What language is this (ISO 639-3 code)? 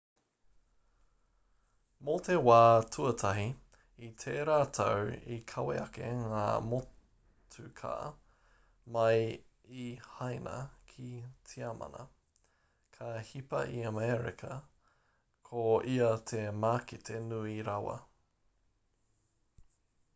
mri